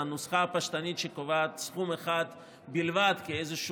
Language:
Hebrew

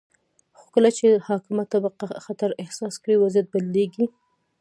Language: Pashto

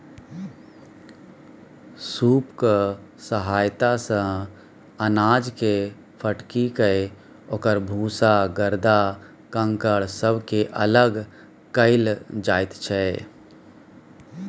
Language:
Maithili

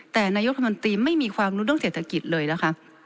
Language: Thai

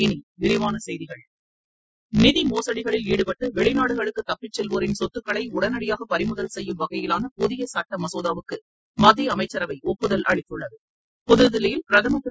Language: Tamil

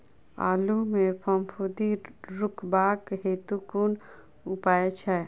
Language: Maithili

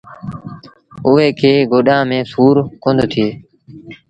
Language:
Sindhi Bhil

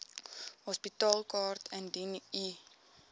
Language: Afrikaans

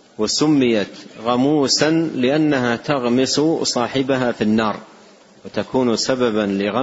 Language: Arabic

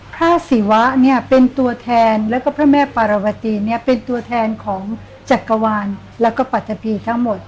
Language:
Thai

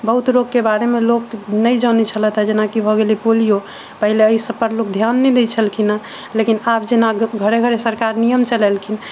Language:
Maithili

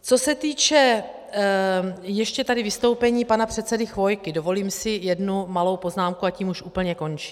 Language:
Czech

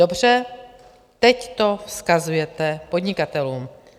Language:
Czech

